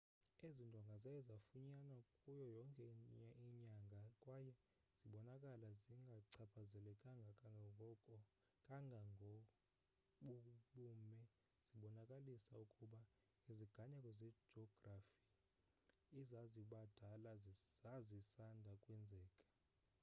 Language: Xhosa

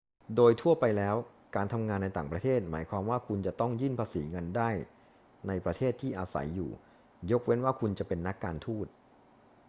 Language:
Thai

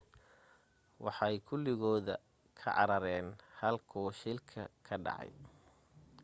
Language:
Somali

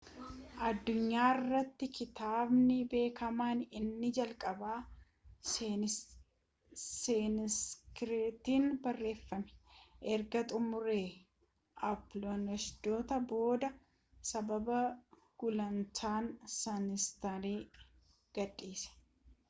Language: Oromo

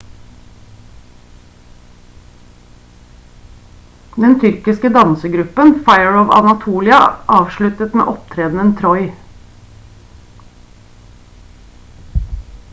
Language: Norwegian Bokmål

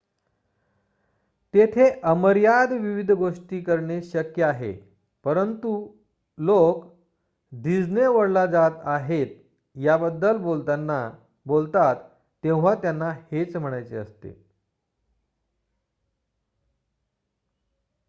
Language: Marathi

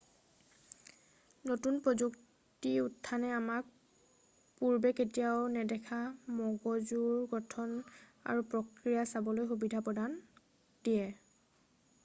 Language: Assamese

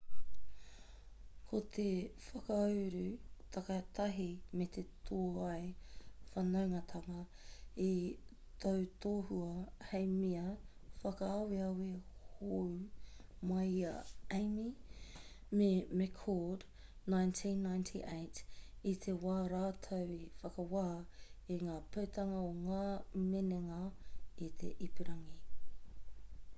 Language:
Māori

